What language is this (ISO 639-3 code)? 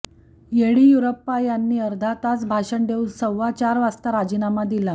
mar